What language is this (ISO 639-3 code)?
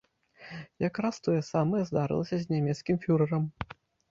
bel